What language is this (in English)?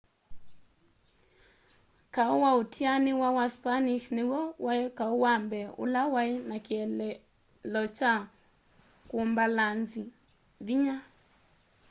Kamba